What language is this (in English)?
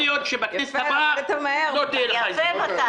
Hebrew